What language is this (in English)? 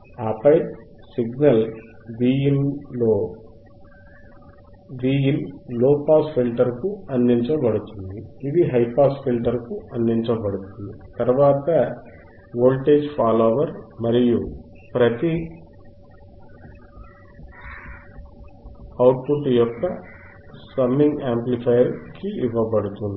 Telugu